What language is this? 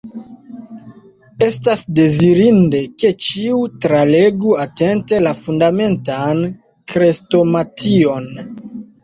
Esperanto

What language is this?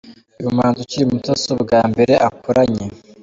Kinyarwanda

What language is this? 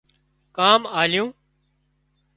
Wadiyara Koli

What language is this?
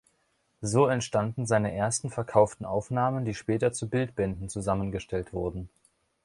German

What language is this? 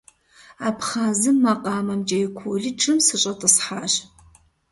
Kabardian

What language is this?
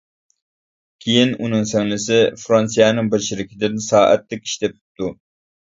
Uyghur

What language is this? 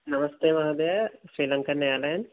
Sanskrit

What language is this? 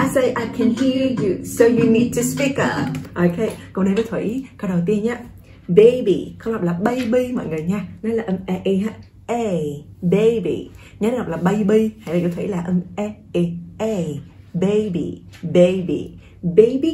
Vietnamese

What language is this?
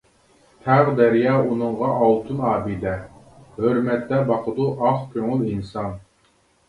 Uyghur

